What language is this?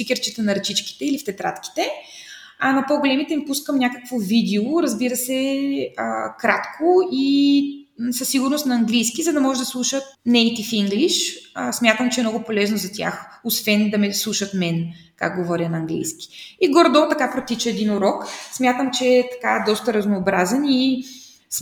Bulgarian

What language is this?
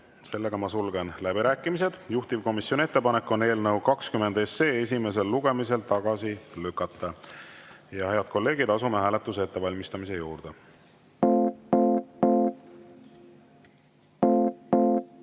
Estonian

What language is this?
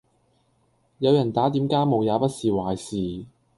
Cantonese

